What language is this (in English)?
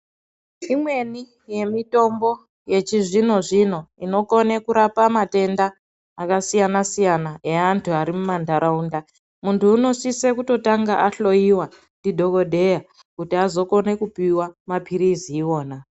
Ndau